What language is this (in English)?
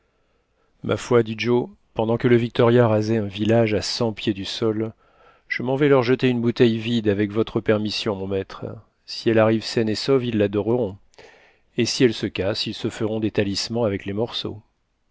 French